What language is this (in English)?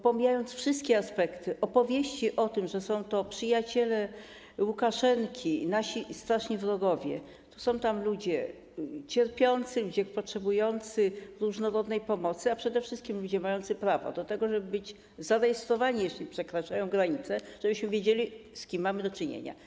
Polish